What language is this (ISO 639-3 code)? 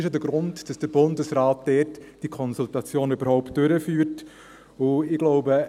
gsw